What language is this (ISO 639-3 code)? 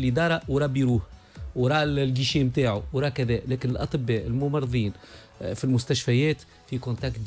ara